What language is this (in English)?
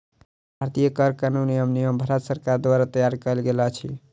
Maithili